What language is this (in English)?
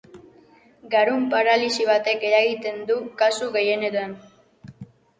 Basque